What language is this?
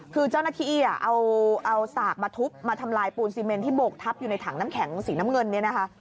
Thai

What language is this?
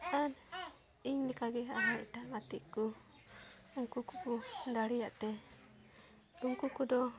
Santali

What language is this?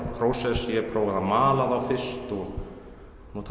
Icelandic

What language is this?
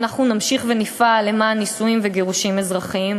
Hebrew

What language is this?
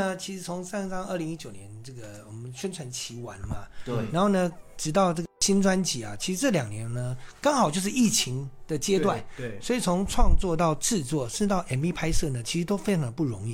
Chinese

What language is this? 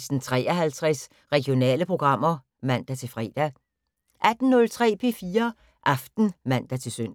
Danish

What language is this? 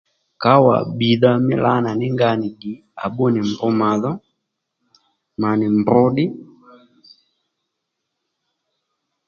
Lendu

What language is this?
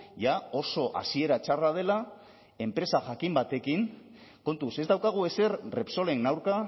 Basque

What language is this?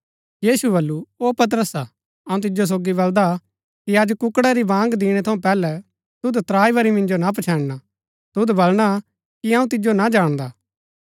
Gaddi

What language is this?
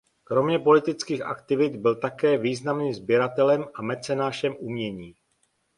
Czech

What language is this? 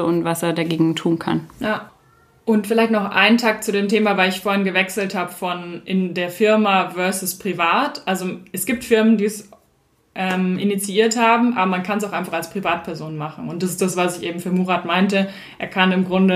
German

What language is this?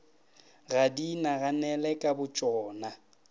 Northern Sotho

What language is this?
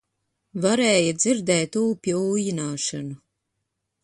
Latvian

